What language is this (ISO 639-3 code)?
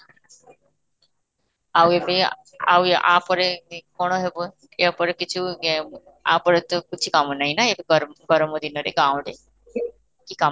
ori